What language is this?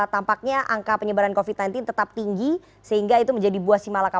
Indonesian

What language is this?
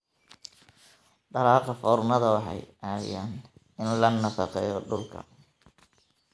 Somali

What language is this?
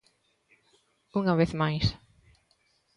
Galician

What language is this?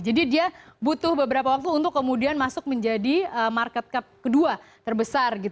Indonesian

